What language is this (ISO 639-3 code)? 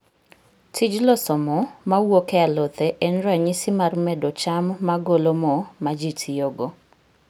luo